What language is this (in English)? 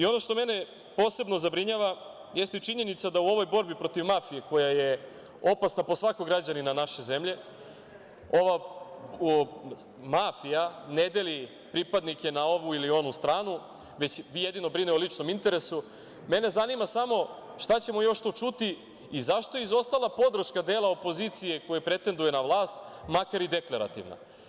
Serbian